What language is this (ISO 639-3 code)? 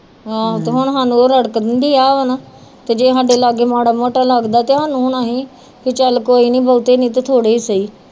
pan